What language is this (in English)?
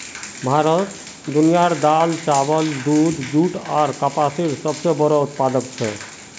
Magahi